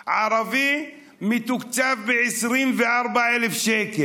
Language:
Hebrew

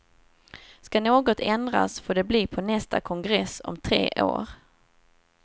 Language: Swedish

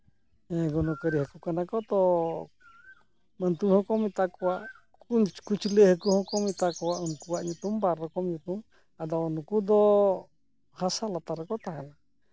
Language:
Santali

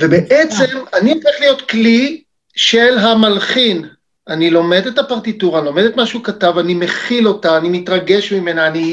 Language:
Hebrew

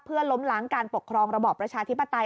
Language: Thai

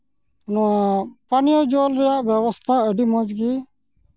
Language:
Santali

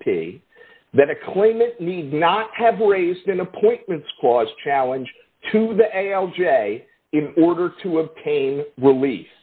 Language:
English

